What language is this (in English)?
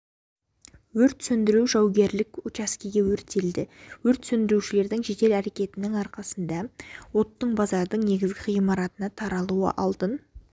Kazakh